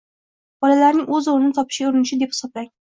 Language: Uzbek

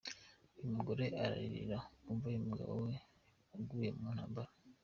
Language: Kinyarwanda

